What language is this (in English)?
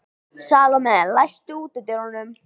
Icelandic